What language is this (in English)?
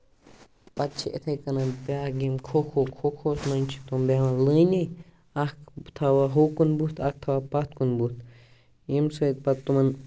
Kashmiri